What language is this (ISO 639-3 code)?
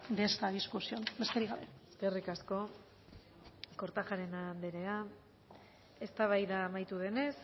eus